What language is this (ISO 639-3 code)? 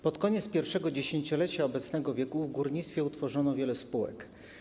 pol